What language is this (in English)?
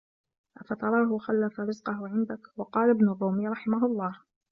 Arabic